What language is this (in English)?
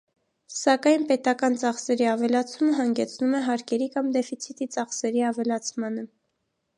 Armenian